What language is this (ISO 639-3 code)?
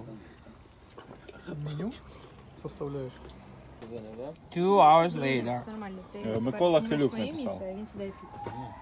rus